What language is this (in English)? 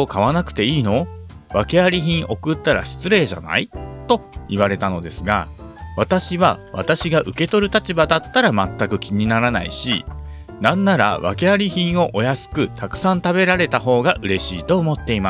Japanese